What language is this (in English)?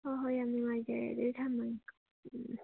Manipuri